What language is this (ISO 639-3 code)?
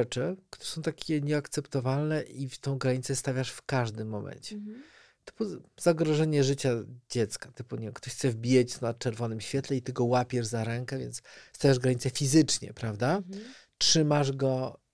pol